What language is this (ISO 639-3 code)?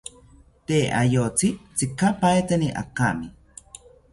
cpy